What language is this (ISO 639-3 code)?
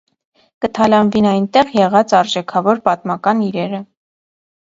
hye